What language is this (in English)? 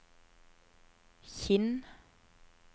Norwegian